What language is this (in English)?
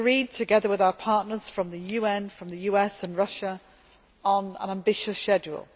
English